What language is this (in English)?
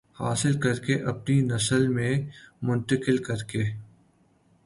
Urdu